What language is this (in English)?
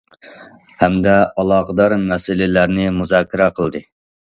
Uyghur